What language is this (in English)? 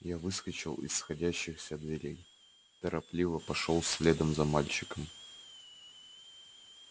Russian